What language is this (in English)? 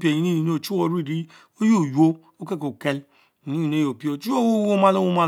Mbe